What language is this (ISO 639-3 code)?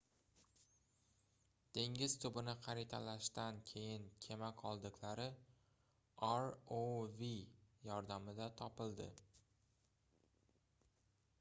uzb